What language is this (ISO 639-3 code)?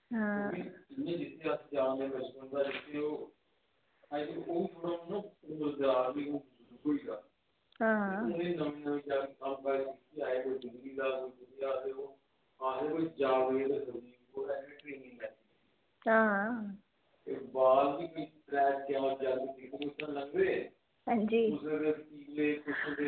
doi